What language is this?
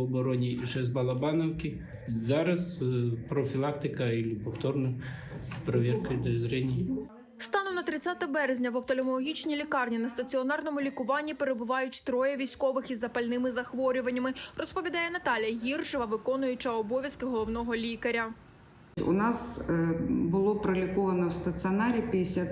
Ukrainian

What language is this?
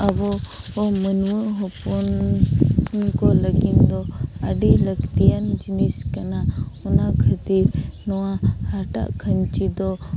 Santali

